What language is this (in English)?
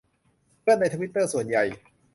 Thai